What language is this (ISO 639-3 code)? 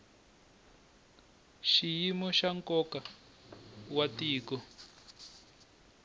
tso